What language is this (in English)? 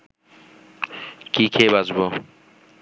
Bangla